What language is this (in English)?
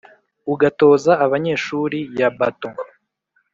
Kinyarwanda